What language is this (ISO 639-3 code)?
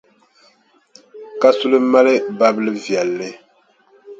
dag